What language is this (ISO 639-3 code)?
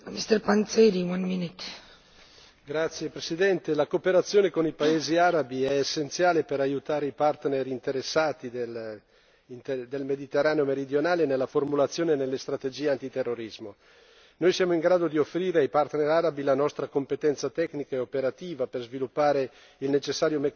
ita